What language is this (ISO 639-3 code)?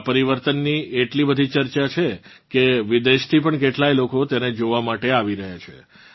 guj